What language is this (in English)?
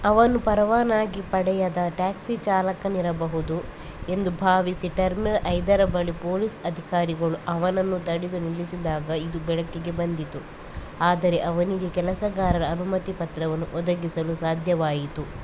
Kannada